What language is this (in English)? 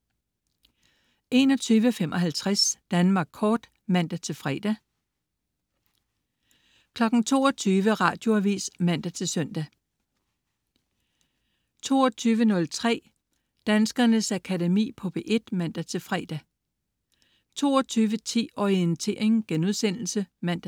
Danish